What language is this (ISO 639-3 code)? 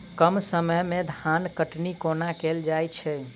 mai